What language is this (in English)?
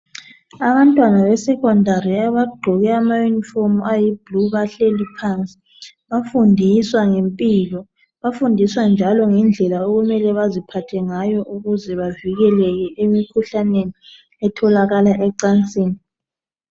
North Ndebele